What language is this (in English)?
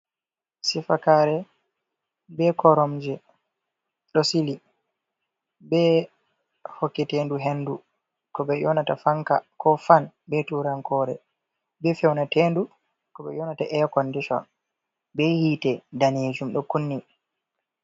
Fula